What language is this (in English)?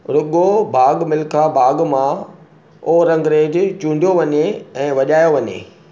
Sindhi